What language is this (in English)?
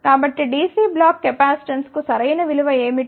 Telugu